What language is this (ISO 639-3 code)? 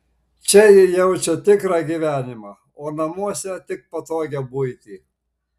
lit